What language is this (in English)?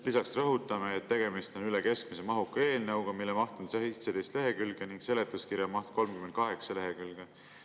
Estonian